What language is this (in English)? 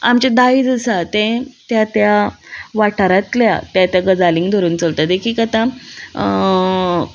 Konkani